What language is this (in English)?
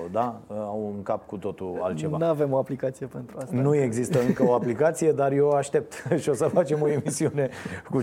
Romanian